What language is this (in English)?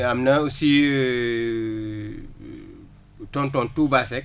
Wolof